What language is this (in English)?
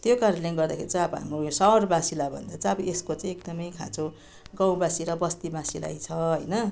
Nepali